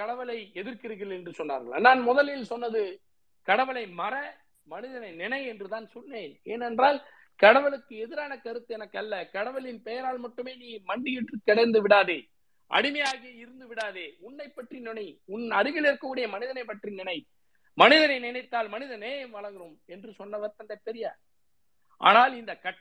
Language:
Tamil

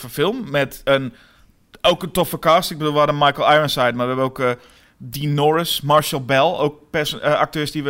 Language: Dutch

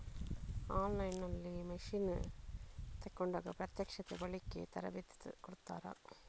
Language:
Kannada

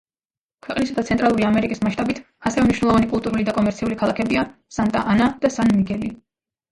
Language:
Georgian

